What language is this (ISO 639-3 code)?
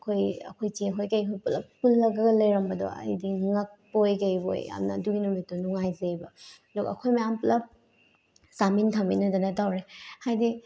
mni